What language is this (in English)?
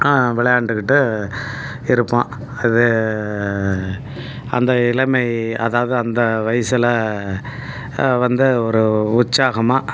Tamil